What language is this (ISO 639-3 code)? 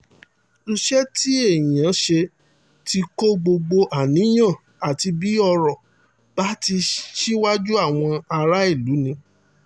yor